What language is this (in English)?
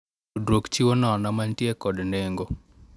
Luo (Kenya and Tanzania)